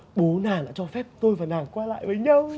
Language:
Vietnamese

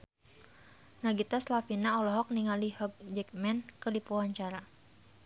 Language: Sundanese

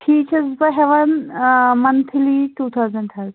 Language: Kashmiri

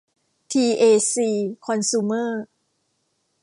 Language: Thai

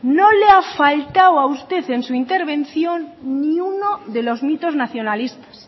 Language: Spanish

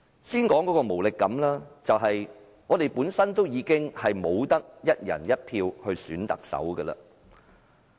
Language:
Cantonese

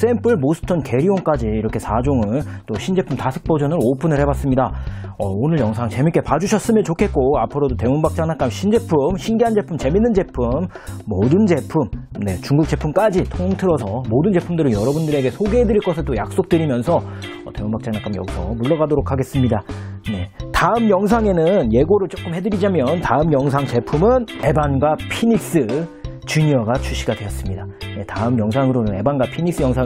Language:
Korean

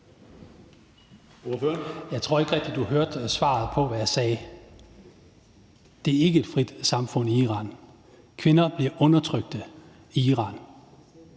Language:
Danish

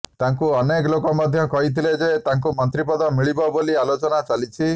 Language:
Odia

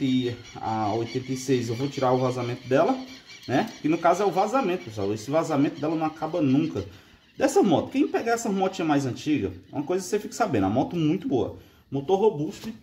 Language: Portuguese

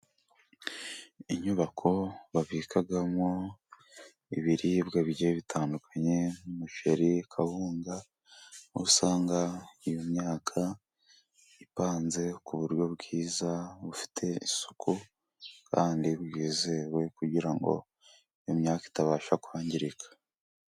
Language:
Kinyarwanda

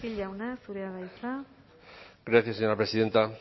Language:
Basque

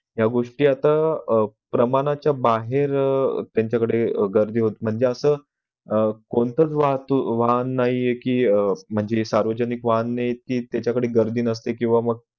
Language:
Marathi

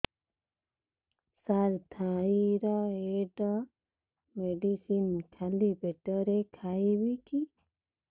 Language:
Odia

